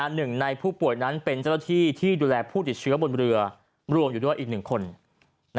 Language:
Thai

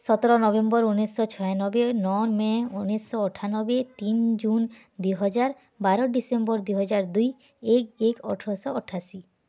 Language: Odia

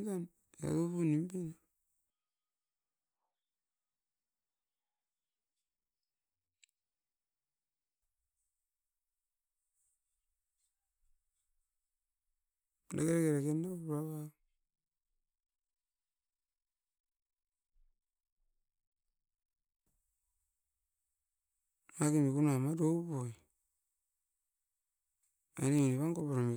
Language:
Askopan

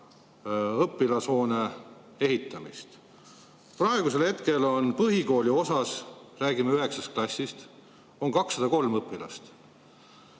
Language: Estonian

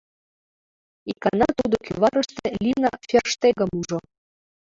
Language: Mari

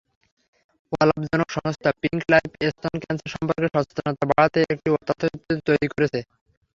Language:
Bangla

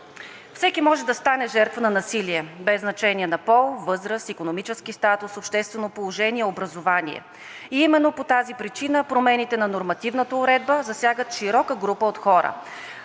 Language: Bulgarian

